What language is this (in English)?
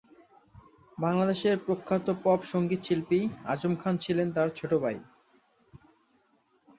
Bangla